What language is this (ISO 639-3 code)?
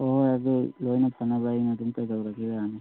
mni